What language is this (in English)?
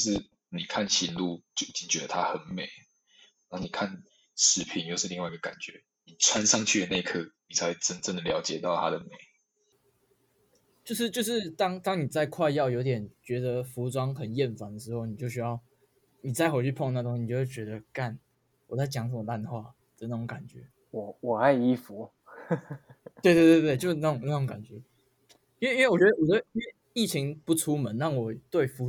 Chinese